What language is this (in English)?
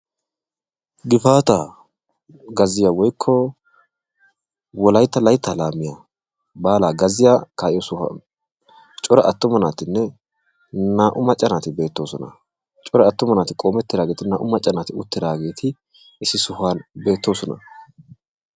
Wolaytta